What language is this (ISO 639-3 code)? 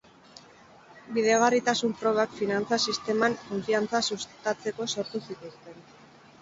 eus